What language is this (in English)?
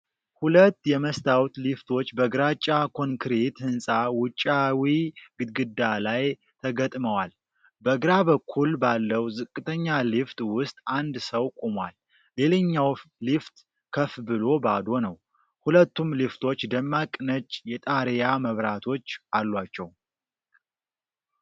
Amharic